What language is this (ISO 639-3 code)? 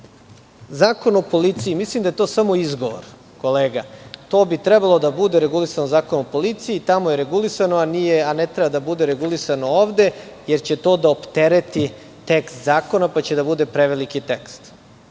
srp